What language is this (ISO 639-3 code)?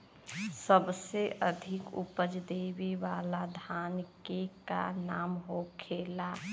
bho